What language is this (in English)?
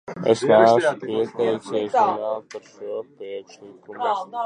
Latvian